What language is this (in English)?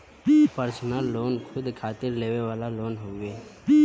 Bhojpuri